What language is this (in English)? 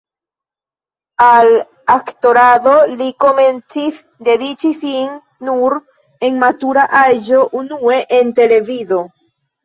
Esperanto